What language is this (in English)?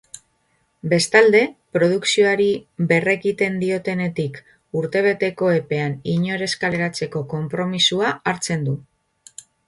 Basque